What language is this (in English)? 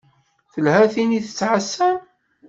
Kabyle